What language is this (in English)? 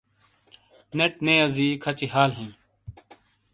Shina